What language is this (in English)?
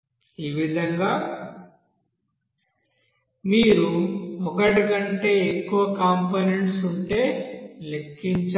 Telugu